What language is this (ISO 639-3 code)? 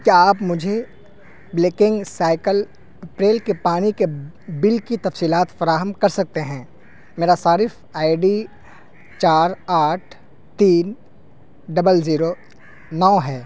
urd